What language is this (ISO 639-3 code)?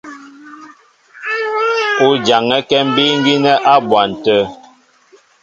mbo